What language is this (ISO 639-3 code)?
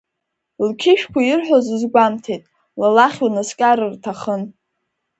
abk